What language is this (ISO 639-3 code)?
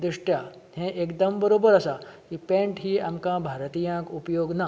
kok